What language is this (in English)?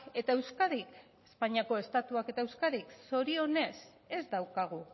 Basque